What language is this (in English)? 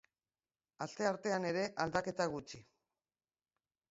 Basque